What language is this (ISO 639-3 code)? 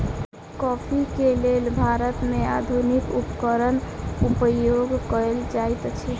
mai